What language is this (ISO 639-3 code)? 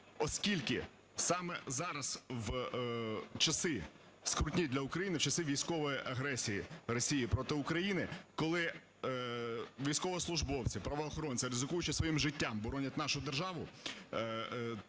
ukr